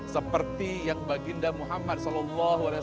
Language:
Indonesian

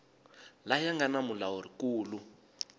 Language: Tsonga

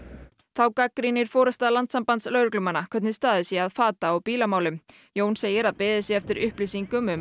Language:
Icelandic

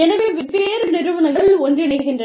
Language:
Tamil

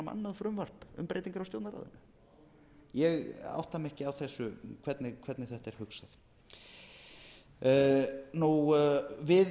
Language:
Icelandic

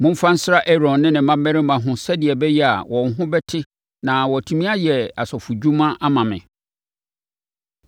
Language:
Akan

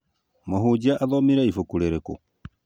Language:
Kikuyu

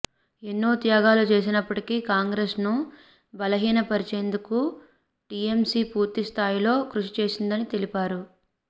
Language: Telugu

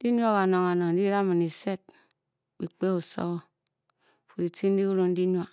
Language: Bokyi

